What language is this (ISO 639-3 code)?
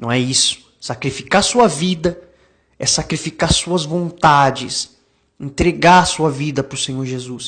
por